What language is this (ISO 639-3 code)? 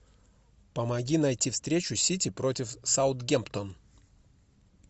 rus